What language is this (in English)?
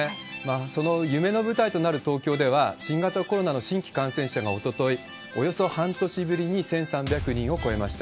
Japanese